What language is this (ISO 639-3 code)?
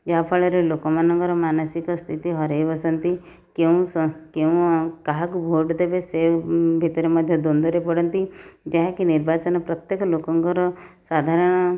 ori